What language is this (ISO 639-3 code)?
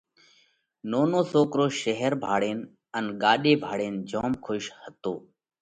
kvx